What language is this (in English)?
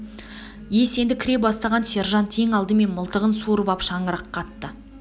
Kazakh